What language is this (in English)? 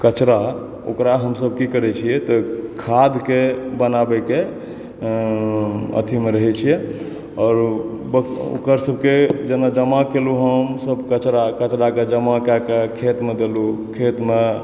Maithili